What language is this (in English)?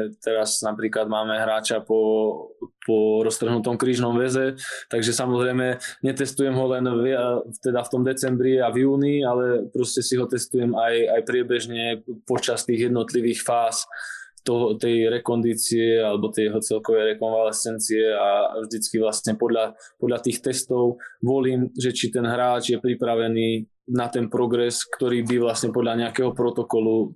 Slovak